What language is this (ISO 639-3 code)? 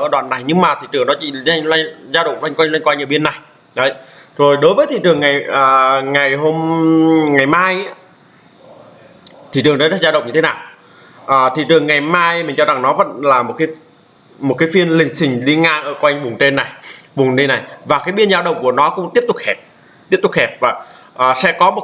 vie